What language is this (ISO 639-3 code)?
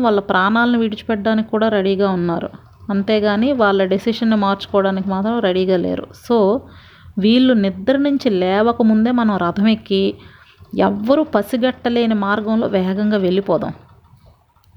tel